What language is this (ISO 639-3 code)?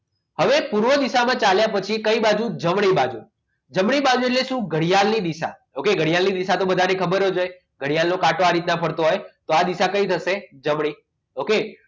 guj